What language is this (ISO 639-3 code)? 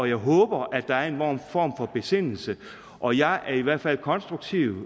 dan